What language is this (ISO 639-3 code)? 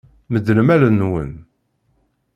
kab